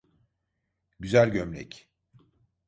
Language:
Turkish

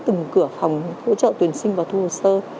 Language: Vietnamese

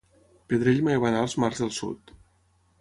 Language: Catalan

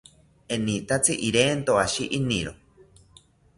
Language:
South Ucayali Ashéninka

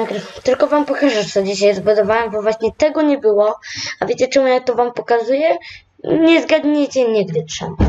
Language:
Polish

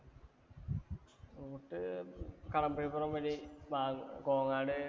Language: Malayalam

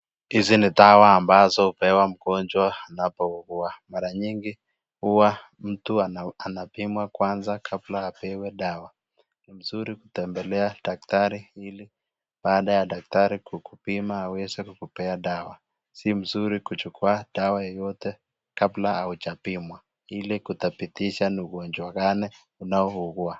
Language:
Swahili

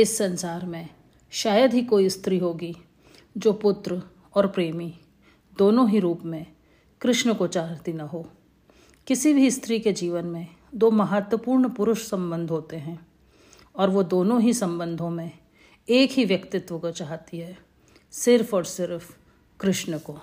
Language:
Hindi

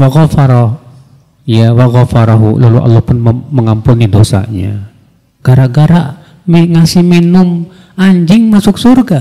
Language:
Indonesian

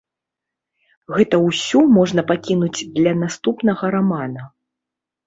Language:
Belarusian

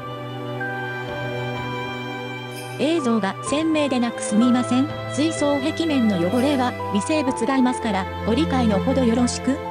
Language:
Japanese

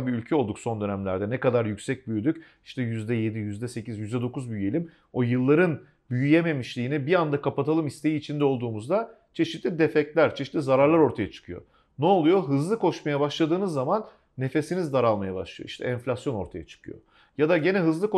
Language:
Turkish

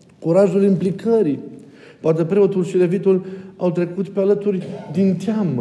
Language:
Romanian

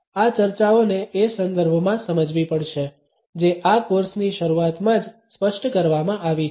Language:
Gujarati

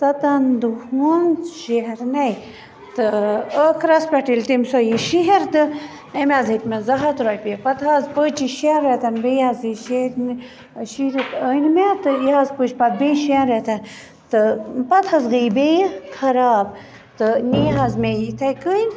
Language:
Kashmiri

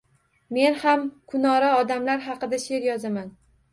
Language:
Uzbek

